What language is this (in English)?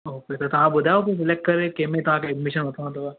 Sindhi